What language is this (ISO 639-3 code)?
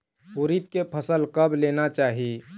hne